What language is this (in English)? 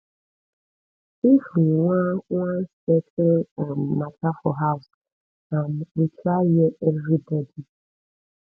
Nigerian Pidgin